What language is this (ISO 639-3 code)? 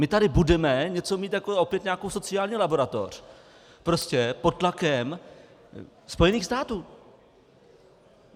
ces